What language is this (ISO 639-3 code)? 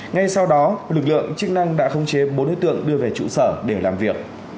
vie